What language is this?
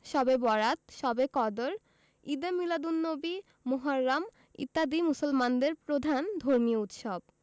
Bangla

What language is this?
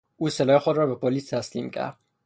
Persian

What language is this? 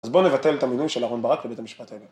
Hebrew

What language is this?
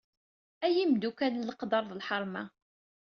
Kabyle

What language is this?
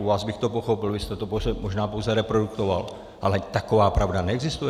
Czech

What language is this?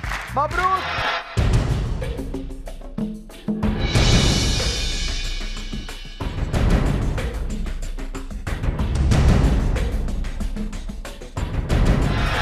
Arabic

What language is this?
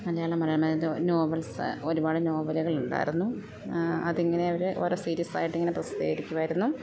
Malayalam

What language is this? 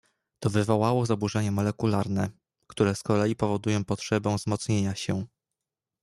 Polish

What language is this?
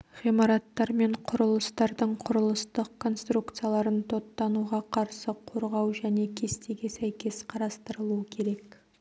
Kazakh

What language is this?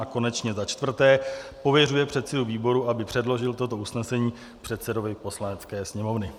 Czech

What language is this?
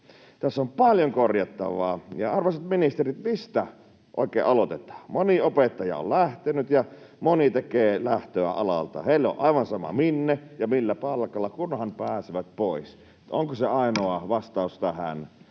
Finnish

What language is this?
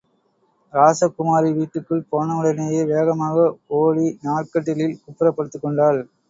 Tamil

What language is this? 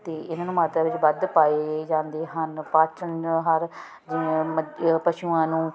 Punjabi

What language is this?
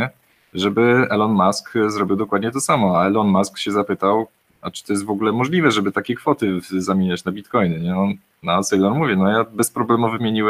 Polish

